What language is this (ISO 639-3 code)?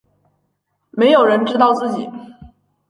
zho